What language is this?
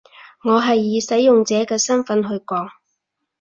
Cantonese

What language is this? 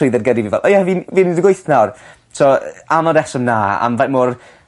Welsh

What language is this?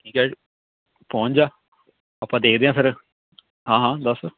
Punjabi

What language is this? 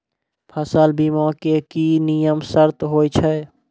Maithili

